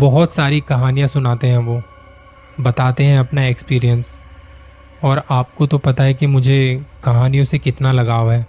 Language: Hindi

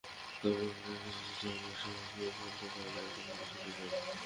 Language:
Bangla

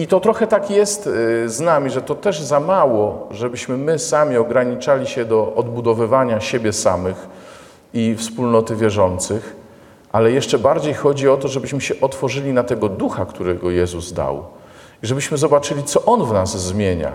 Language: Polish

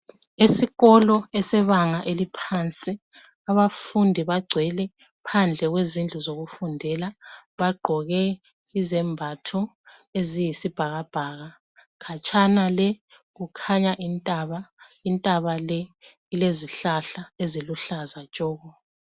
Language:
North Ndebele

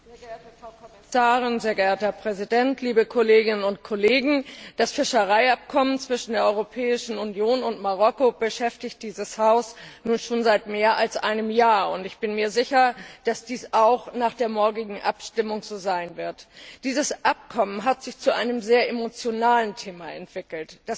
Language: German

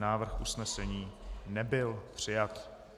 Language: Czech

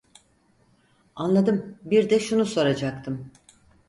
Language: Turkish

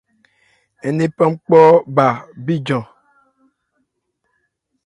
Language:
Ebrié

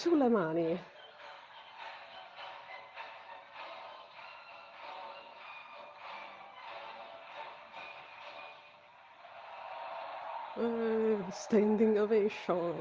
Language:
Italian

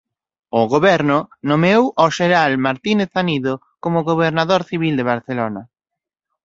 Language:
Galician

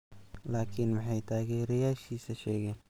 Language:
Somali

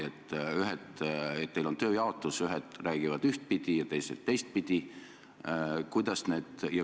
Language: Estonian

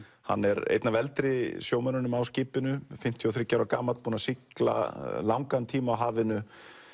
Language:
Icelandic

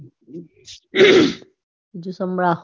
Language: Gujarati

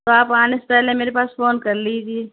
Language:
Urdu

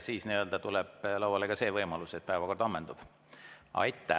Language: Estonian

